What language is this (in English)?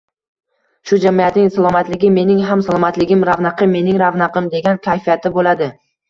Uzbek